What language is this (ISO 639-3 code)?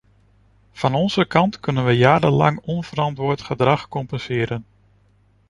nld